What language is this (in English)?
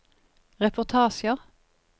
Norwegian